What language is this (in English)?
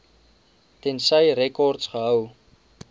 Afrikaans